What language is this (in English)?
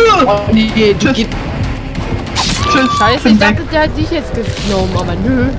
German